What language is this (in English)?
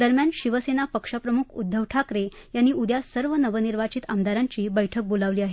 Marathi